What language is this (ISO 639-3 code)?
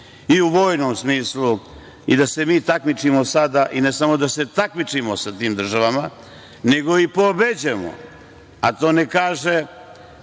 srp